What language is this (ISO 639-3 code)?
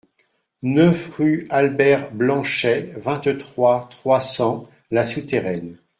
fra